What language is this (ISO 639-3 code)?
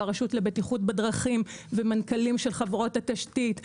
heb